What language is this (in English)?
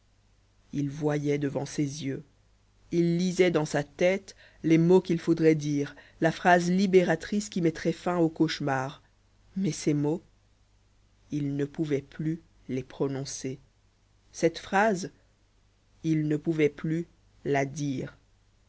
French